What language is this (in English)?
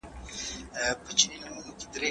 Pashto